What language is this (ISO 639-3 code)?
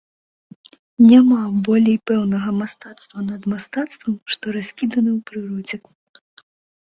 bel